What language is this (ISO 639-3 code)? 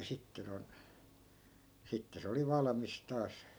fin